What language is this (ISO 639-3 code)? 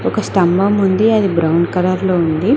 tel